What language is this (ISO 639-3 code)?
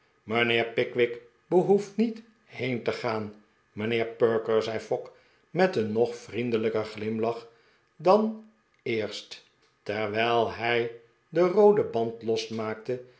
nld